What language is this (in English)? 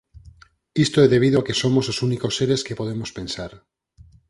Galician